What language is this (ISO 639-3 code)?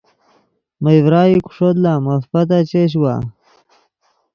ydg